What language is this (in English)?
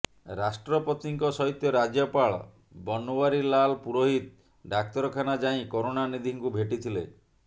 Odia